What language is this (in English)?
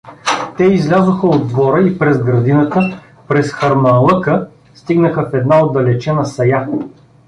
Bulgarian